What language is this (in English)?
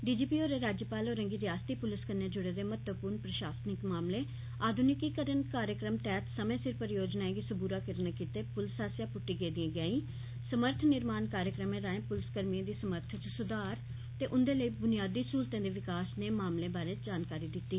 Dogri